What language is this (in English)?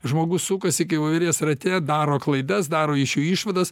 Lithuanian